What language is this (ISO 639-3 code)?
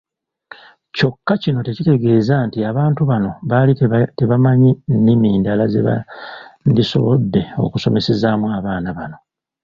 lug